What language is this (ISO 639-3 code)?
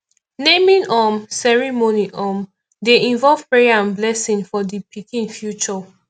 pcm